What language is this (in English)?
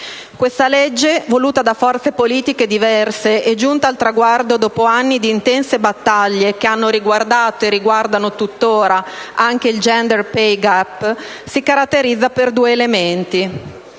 Italian